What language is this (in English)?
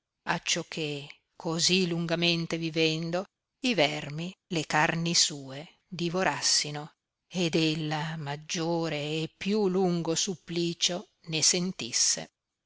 Italian